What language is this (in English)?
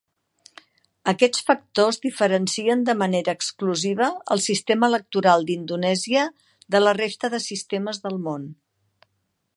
Catalan